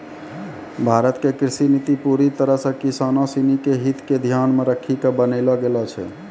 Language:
Maithili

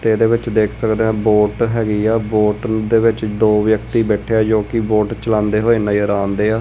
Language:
Punjabi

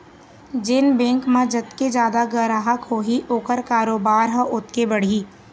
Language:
Chhattisgarhi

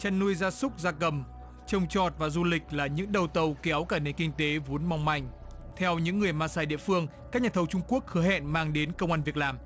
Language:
Vietnamese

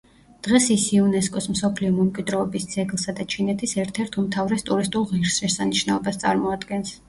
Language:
Georgian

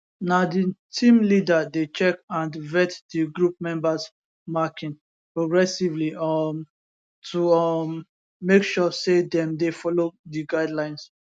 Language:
Nigerian Pidgin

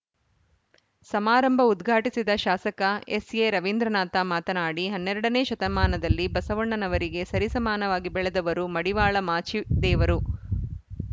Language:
Kannada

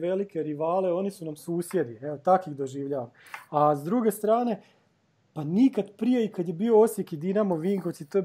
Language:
Croatian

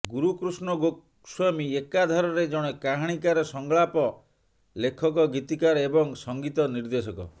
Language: Odia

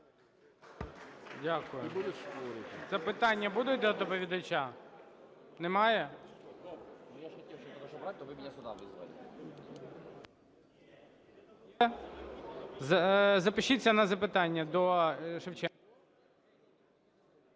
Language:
Ukrainian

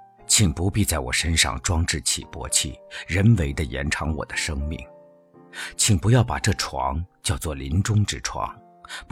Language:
Chinese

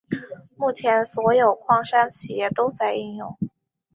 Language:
Chinese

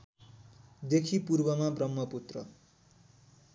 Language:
Nepali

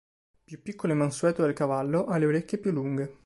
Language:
Italian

